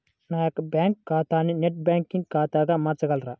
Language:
Telugu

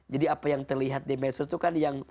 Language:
Indonesian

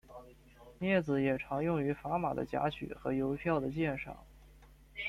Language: Chinese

